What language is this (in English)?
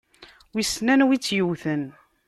Kabyle